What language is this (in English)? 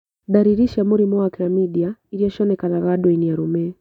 Kikuyu